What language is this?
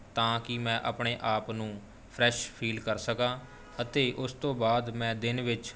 Punjabi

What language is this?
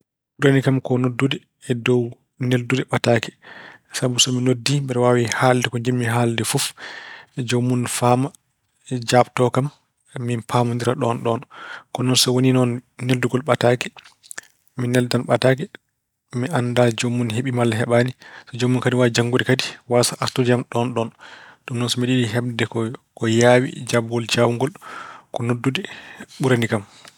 Fula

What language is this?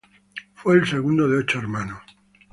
Spanish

